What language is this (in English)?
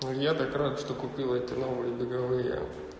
Russian